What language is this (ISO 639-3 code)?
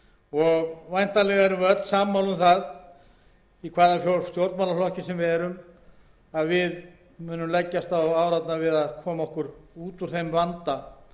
isl